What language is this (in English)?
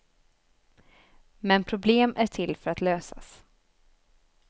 Swedish